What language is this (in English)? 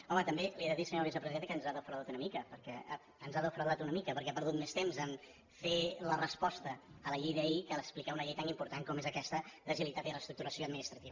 Catalan